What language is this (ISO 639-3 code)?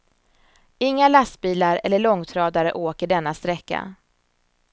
swe